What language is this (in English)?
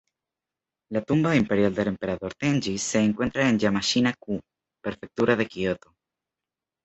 Spanish